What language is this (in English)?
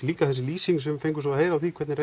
Icelandic